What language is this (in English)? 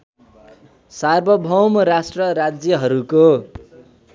Nepali